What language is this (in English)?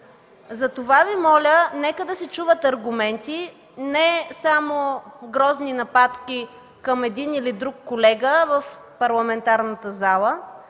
Bulgarian